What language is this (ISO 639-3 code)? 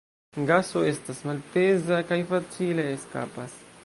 epo